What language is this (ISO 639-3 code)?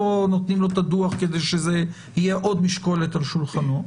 heb